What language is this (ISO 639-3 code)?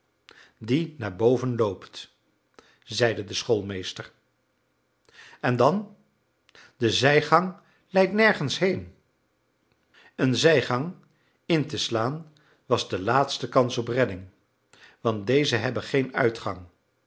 nld